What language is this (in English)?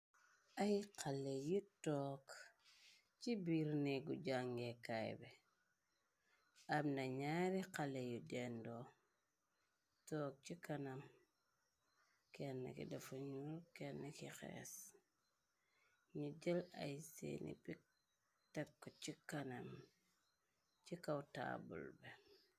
Wolof